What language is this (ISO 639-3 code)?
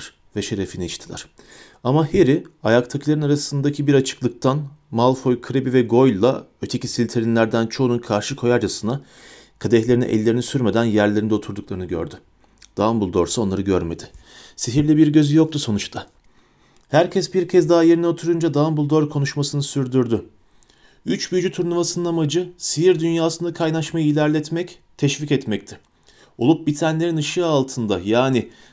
tur